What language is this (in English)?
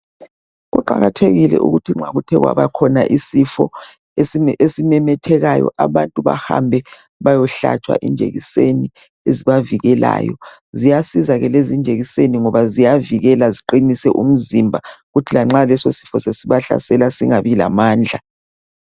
North Ndebele